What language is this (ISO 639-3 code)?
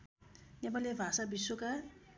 nep